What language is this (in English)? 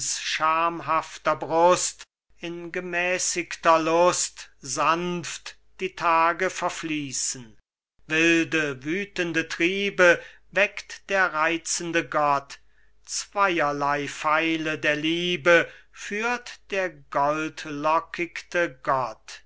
German